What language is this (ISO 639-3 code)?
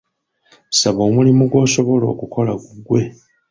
lug